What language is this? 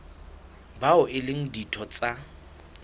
Southern Sotho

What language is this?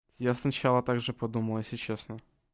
Russian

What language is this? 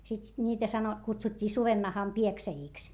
Finnish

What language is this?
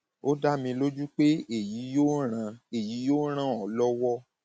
Yoruba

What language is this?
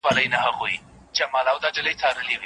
Pashto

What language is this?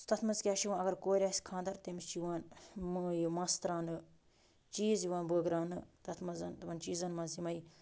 Kashmiri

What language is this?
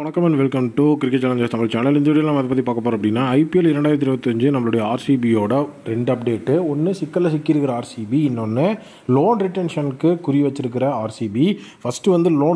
Indonesian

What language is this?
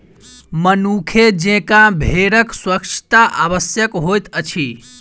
Maithili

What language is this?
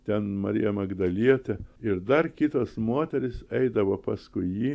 Lithuanian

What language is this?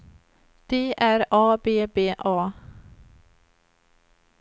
Swedish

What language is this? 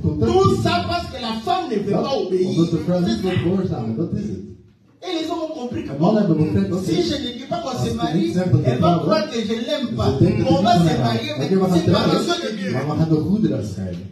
French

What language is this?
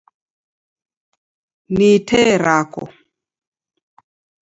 Taita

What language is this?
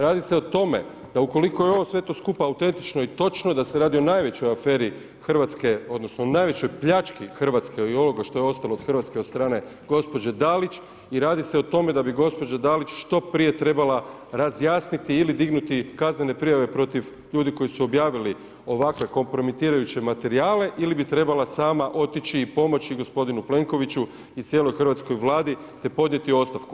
Croatian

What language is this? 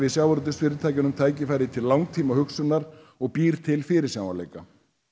Icelandic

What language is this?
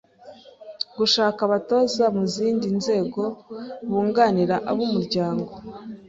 Kinyarwanda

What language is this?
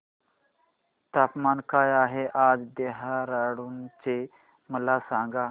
Marathi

